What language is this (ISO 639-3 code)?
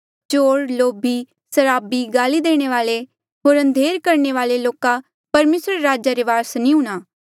mjl